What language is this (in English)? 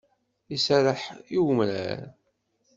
Kabyle